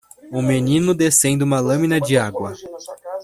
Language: Portuguese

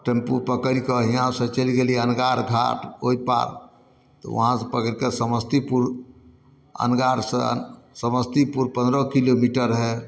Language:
Maithili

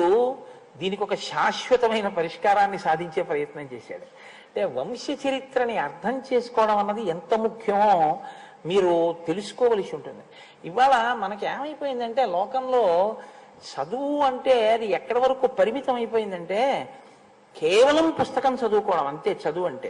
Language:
Telugu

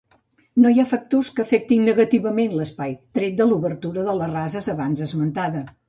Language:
Catalan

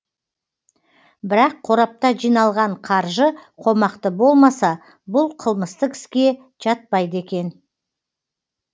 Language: Kazakh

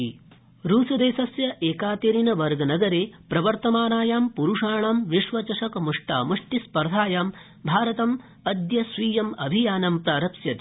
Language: Sanskrit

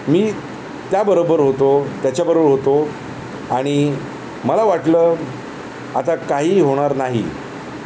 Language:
Marathi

